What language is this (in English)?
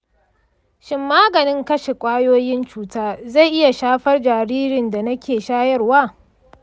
Hausa